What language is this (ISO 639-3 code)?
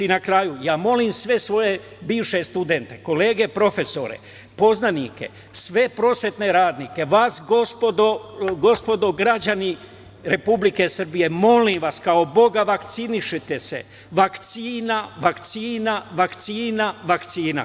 srp